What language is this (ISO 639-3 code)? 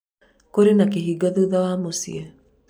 kik